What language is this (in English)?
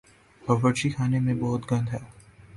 Urdu